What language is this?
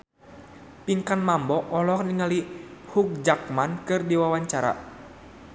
Sundanese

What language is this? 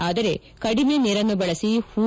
Kannada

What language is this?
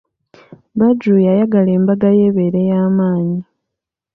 Ganda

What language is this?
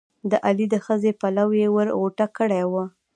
Pashto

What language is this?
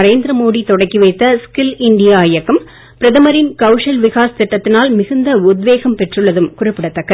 Tamil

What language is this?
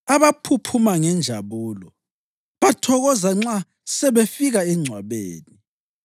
North Ndebele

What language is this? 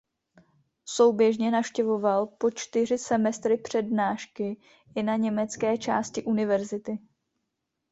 Czech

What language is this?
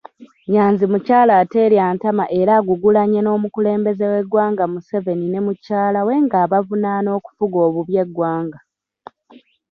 Ganda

